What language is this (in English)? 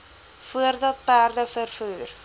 Afrikaans